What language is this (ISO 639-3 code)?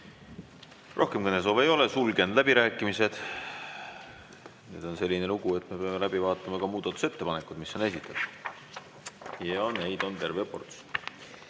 est